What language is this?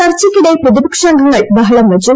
Malayalam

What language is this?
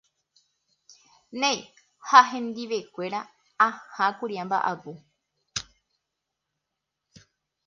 Guarani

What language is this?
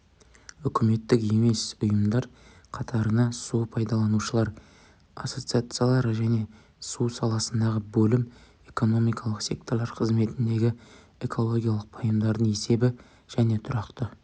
Kazakh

